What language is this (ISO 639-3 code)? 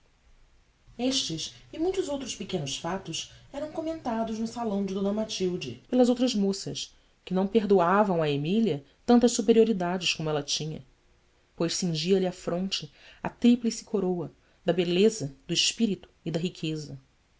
por